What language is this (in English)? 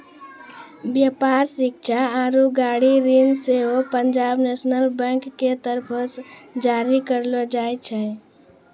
Maithili